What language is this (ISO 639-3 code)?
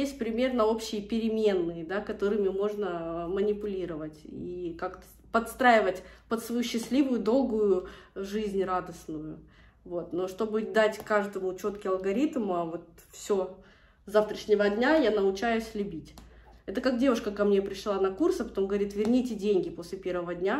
rus